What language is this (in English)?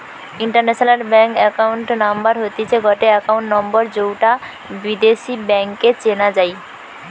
Bangla